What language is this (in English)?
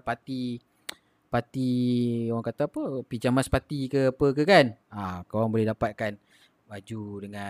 Malay